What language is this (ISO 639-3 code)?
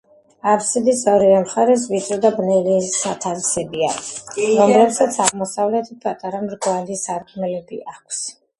kat